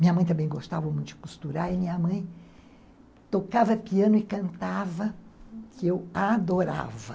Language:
Portuguese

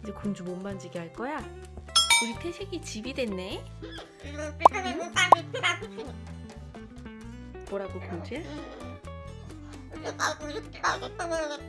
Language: Korean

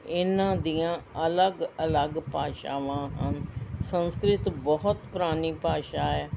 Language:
Punjabi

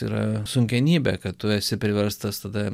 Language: Lithuanian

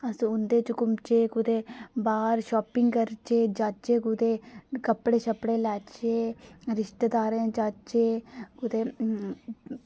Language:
Dogri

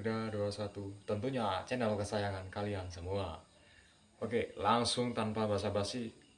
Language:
Indonesian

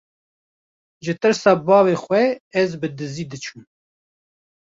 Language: Kurdish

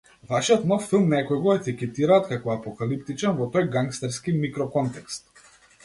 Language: Macedonian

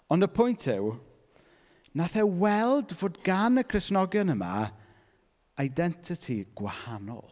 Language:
Welsh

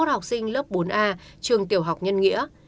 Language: Vietnamese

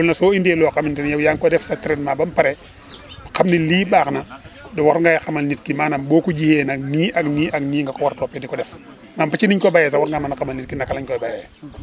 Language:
Wolof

